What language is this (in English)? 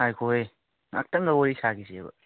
Manipuri